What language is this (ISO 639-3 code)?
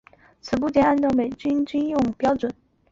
zho